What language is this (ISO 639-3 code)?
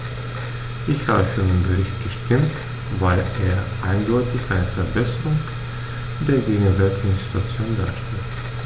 deu